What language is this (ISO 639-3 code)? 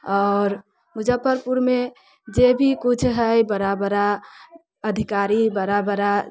mai